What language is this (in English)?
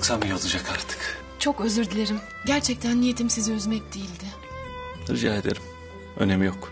Turkish